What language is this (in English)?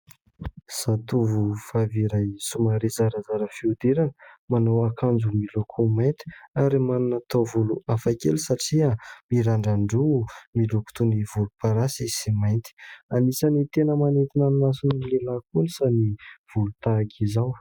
Malagasy